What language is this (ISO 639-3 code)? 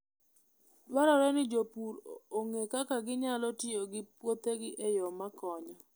luo